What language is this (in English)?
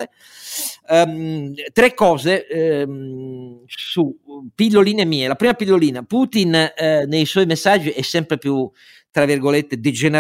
Italian